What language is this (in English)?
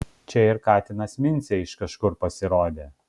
Lithuanian